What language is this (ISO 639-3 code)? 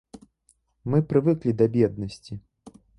bel